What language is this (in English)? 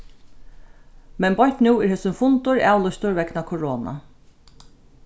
Faroese